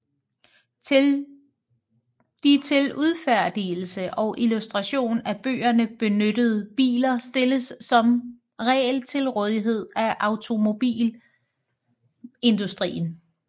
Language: Danish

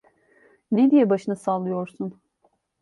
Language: Turkish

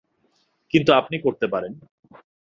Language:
Bangla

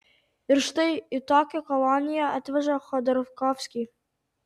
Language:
Lithuanian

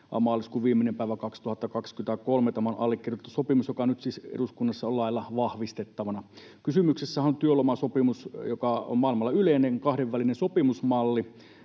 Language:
Finnish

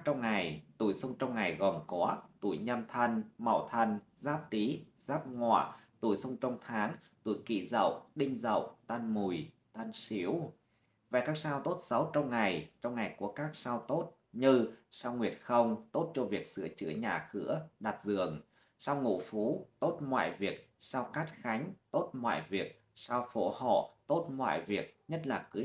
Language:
Vietnamese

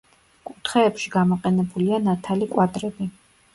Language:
Georgian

